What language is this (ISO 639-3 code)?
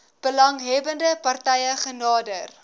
afr